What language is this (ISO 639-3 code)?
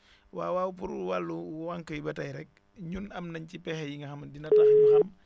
wol